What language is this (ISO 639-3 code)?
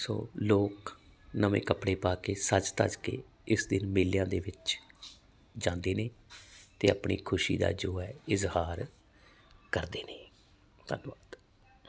pan